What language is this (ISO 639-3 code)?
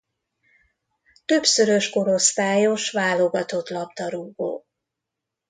hun